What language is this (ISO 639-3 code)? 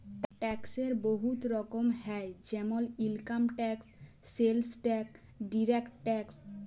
ben